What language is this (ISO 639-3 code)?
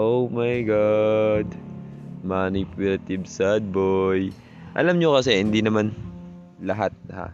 fil